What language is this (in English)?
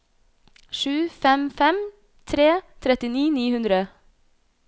Norwegian